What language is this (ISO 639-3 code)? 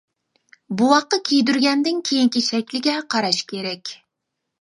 uig